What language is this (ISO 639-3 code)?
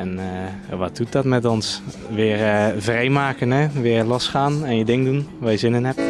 nld